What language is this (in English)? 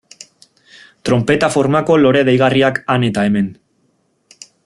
Basque